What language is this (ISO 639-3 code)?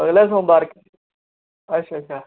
doi